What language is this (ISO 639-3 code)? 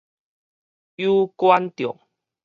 nan